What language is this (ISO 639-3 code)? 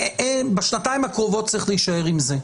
heb